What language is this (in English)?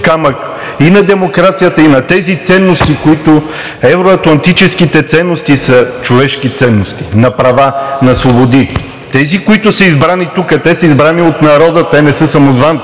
Bulgarian